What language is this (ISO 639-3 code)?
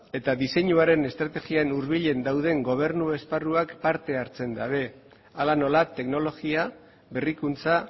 eus